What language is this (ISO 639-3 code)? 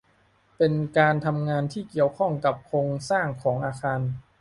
tha